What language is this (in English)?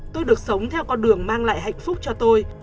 Vietnamese